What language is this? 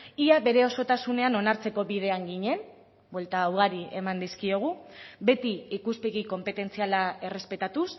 Basque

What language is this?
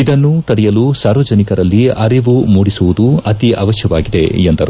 Kannada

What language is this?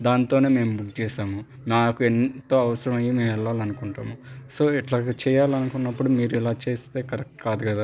Telugu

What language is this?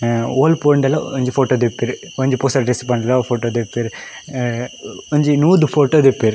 Tulu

